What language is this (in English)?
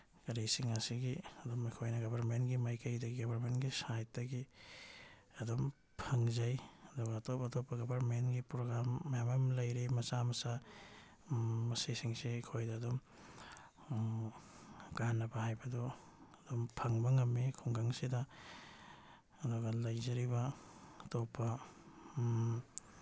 Manipuri